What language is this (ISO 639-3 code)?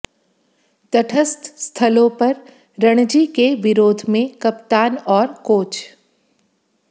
hin